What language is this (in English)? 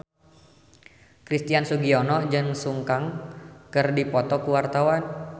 Sundanese